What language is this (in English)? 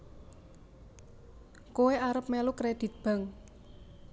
Javanese